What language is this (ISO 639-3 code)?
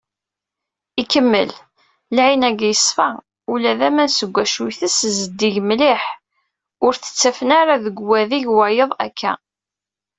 kab